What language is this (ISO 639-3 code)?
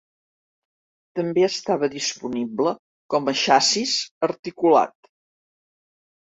cat